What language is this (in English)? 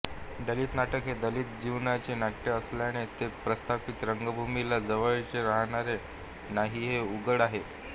Marathi